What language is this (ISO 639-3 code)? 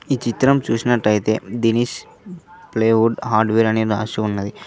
tel